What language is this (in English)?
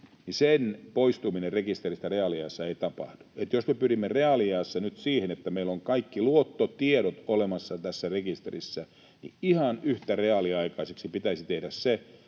Finnish